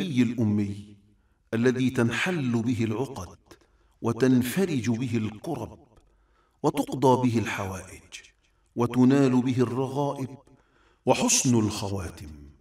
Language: Arabic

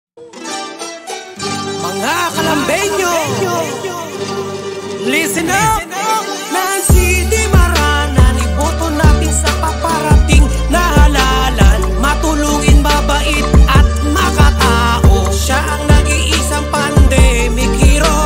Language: Indonesian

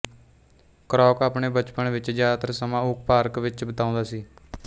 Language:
Punjabi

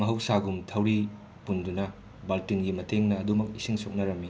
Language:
Manipuri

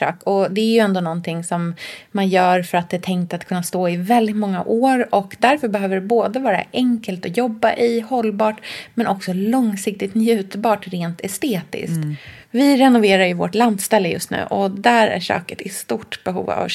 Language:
Swedish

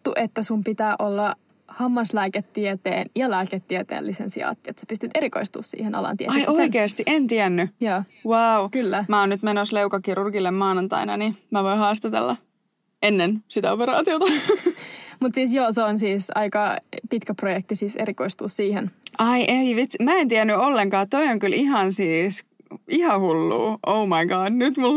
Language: Finnish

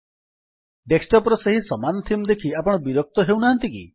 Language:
Odia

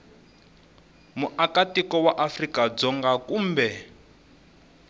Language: Tsonga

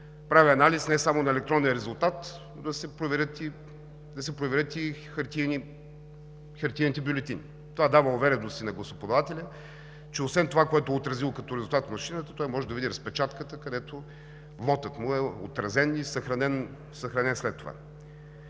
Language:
Bulgarian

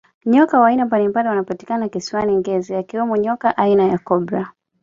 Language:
Swahili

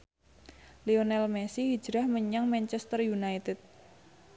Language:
Javanese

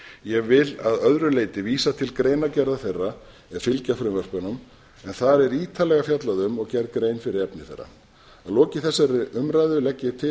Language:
Icelandic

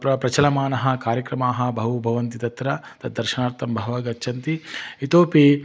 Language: Sanskrit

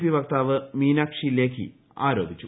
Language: Malayalam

